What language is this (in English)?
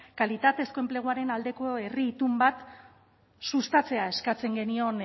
Basque